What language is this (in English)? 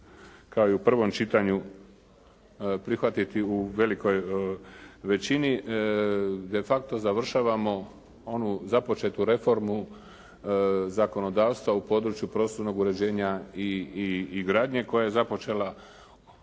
Croatian